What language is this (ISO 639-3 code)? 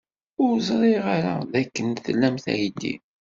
kab